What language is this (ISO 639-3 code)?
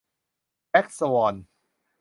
tha